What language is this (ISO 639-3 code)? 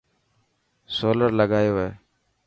mki